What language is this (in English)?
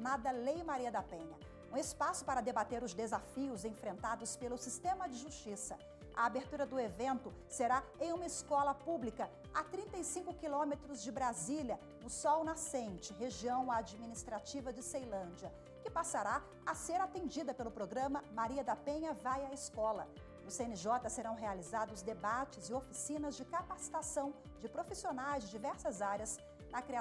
Portuguese